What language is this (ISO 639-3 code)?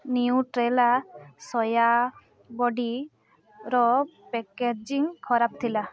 ori